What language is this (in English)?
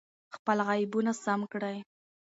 Pashto